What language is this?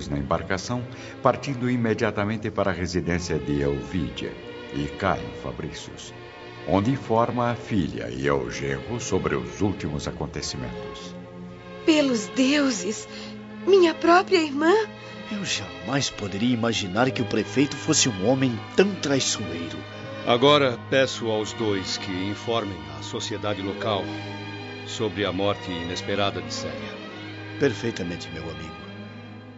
Portuguese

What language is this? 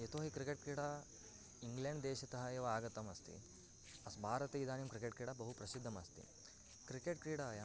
Sanskrit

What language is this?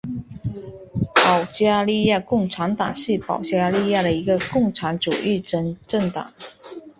Chinese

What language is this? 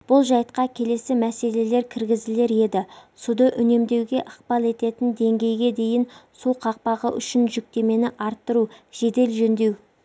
Kazakh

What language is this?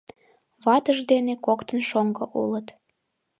Mari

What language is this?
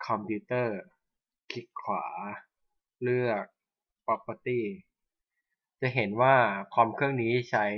Thai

